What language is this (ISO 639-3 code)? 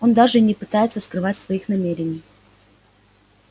rus